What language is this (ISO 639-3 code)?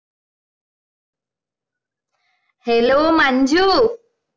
mal